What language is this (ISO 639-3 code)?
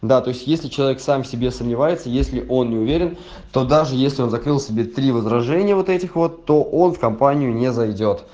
rus